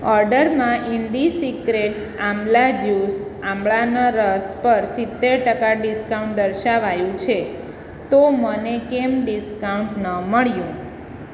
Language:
Gujarati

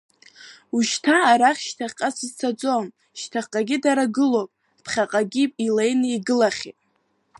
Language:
Abkhazian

